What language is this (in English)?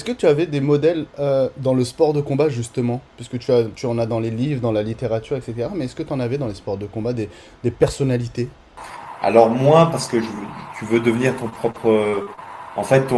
French